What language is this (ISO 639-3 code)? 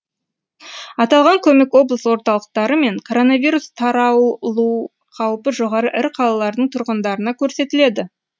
kaz